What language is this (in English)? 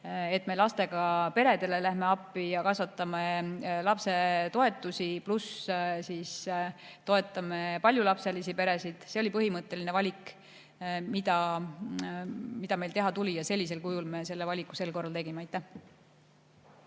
Estonian